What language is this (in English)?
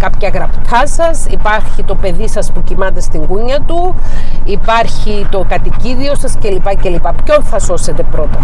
Greek